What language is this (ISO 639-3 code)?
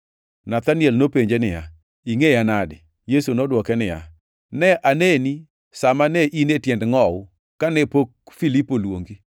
luo